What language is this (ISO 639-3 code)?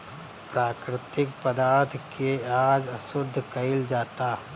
bho